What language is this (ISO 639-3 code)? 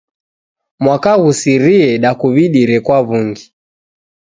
dav